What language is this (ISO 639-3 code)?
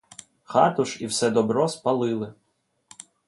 ukr